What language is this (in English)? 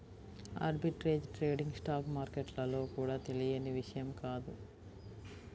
Telugu